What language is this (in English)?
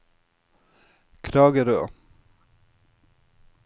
Norwegian